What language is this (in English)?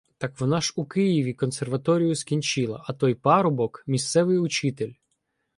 Ukrainian